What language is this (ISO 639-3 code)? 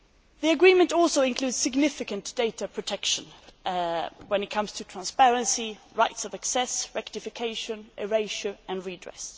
eng